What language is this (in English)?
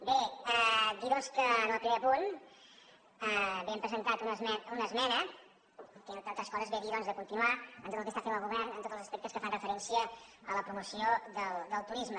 Catalan